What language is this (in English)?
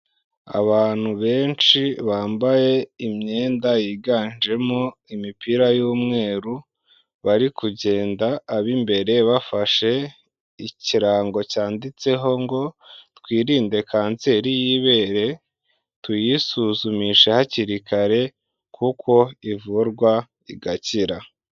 Kinyarwanda